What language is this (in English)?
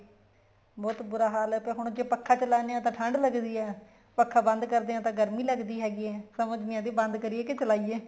Punjabi